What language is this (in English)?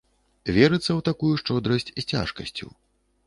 Belarusian